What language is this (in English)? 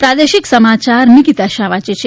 Gujarati